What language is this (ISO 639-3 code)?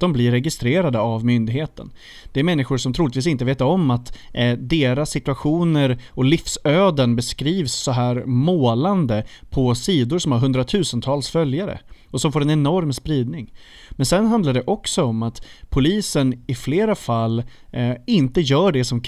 swe